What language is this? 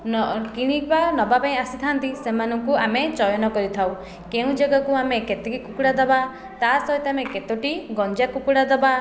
Odia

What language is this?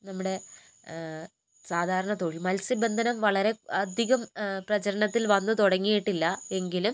Malayalam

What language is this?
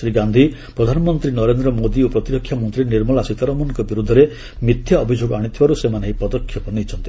Odia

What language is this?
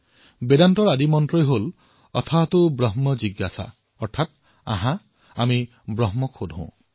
Assamese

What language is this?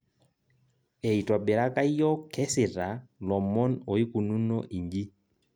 Masai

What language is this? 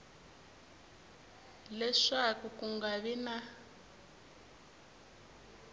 Tsonga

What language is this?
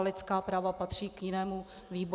Czech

